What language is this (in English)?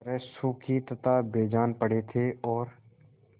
Hindi